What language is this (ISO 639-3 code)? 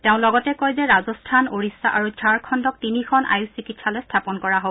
asm